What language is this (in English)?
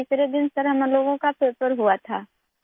Urdu